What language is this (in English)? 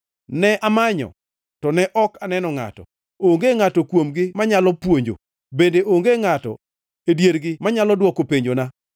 Luo (Kenya and Tanzania)